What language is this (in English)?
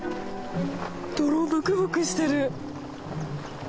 Japanese